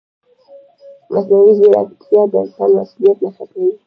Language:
Pashto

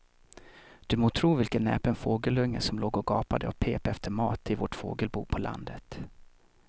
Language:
Swedish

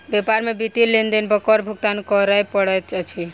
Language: Maithili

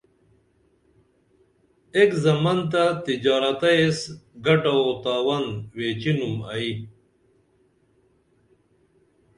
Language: Dameli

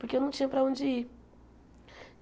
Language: Portuguese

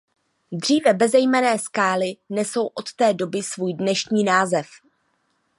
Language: Czech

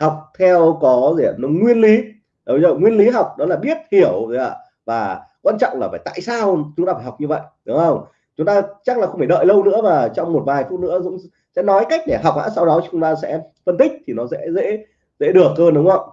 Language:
Vietnamese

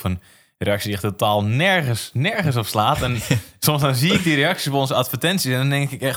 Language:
Dutch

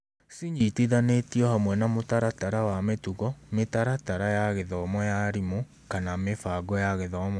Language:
Kikuyu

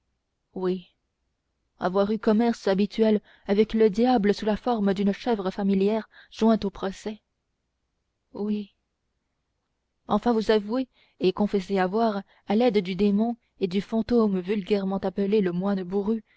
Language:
French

